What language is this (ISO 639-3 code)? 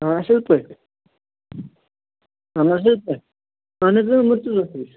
kas